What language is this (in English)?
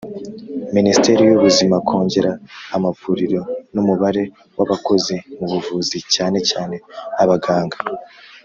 Kinyarwanda